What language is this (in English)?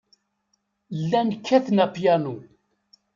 Kabyle